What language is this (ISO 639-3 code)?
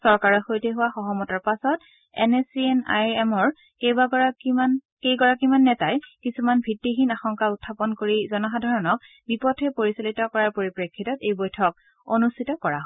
asm